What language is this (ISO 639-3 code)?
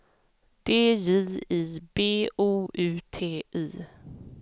swe